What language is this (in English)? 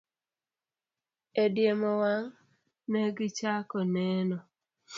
Luo (Kenya and Tanzania)